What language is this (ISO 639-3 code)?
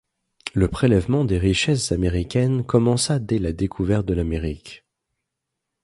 fra